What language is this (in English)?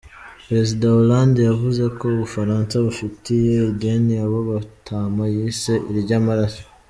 Kinyarwanda